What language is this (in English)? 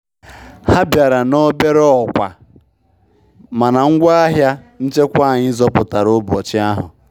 Igbo